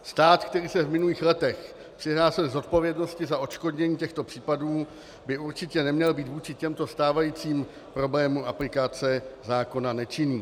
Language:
Czech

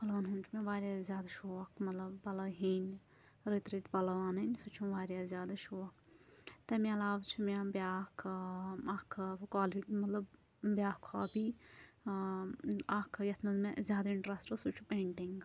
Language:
Kashmiri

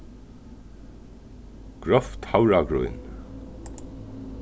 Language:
Faroese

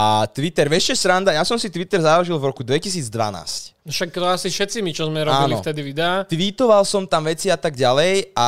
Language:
Slovak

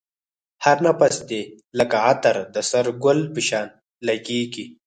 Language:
Pashto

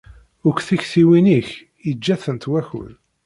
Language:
Kabyle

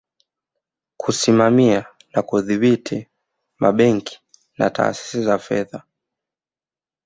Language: Swahili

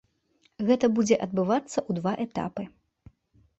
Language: Belarusian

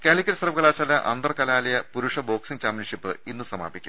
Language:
Malayalam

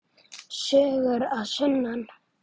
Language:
Icelandic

